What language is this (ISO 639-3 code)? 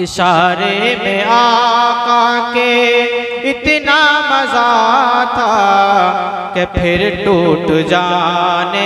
hin